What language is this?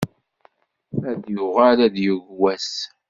Kabyle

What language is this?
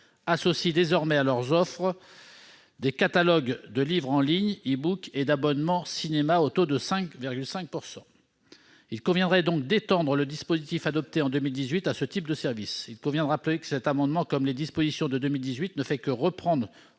French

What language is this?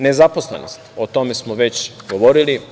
Serbian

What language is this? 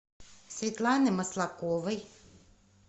Russian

